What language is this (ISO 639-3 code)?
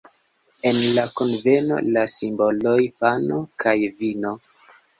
epo